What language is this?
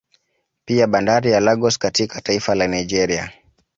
Swahili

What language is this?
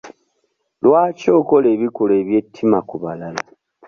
Ganda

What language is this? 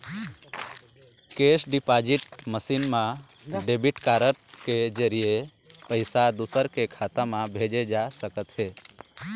Chhattisgarhi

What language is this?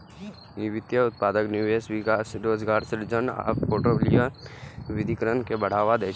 Maithili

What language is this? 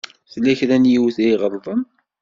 Kabyle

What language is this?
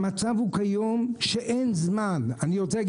Hebrew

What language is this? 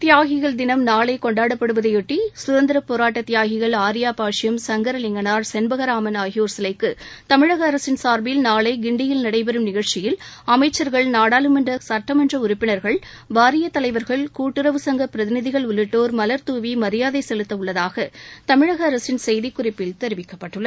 Tamil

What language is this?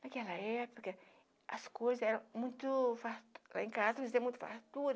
Portuguese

